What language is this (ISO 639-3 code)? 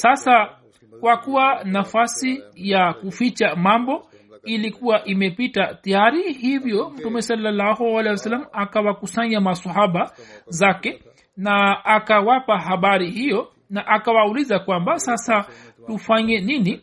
swa